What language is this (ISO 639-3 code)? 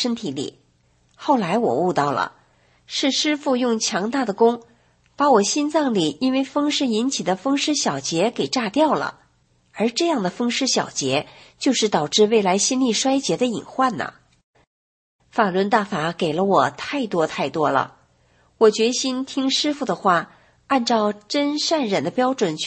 zho